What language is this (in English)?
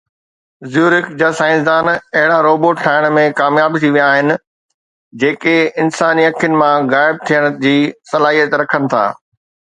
Sindhi